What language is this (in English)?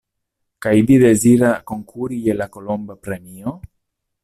Esperanto